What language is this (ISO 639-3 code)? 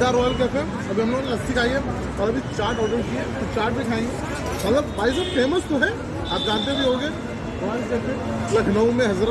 tur